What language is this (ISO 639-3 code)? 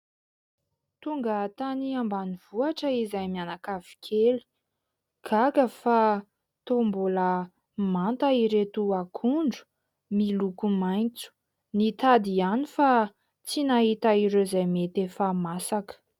mlg